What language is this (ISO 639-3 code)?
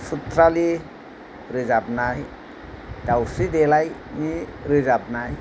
brx